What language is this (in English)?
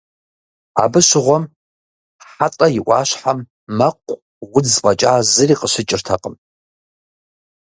Kabardian